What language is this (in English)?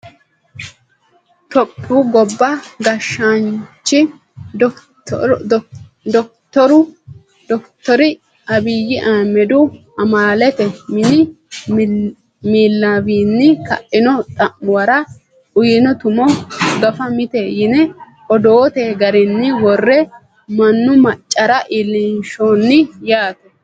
Sidamo